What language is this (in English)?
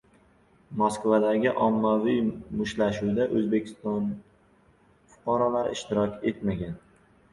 Uzbek